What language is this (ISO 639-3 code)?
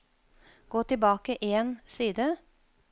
nor